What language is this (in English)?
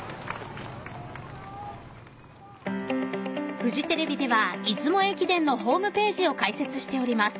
Japanese